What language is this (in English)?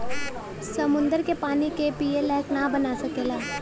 Bhojpuri